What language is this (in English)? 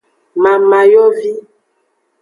Aja (Benin)